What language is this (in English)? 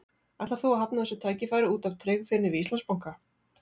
Icelandic